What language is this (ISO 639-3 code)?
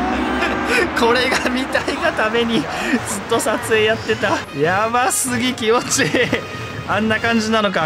jpn